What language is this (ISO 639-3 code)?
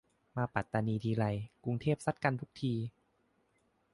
tha